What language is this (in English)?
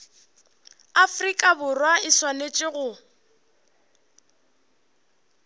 Northern Sotho